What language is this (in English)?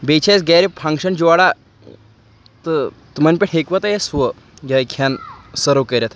Kashmiri